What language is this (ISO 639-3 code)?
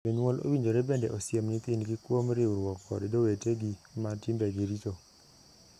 luo